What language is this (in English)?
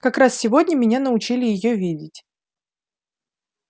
Russian